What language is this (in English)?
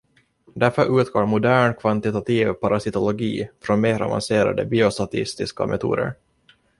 Swedish